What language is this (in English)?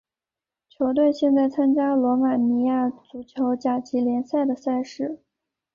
Chinese